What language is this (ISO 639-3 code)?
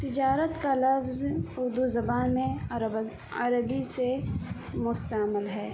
urd